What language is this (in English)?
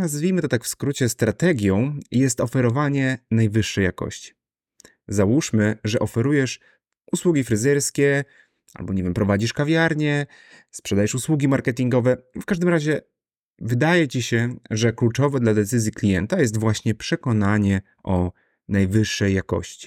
Polish